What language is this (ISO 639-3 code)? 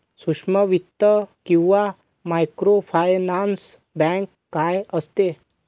mar